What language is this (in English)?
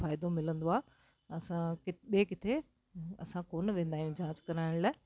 Sindhi